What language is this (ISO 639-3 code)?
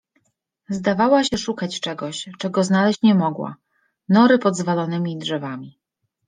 pol